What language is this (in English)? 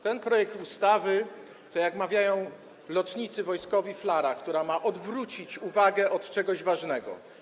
Polish